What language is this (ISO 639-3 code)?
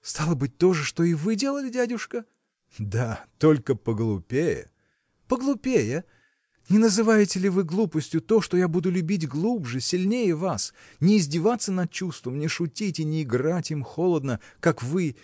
rus